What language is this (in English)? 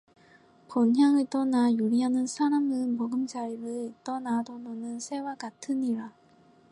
Korean